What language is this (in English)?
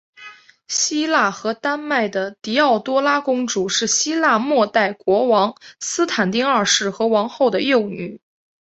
Chinese